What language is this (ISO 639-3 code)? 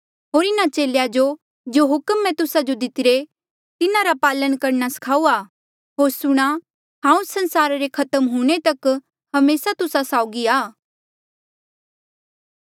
mjl